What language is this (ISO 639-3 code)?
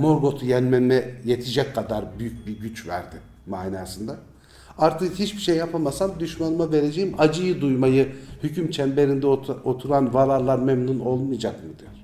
tur